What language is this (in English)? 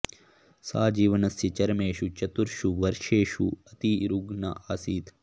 Sanskrit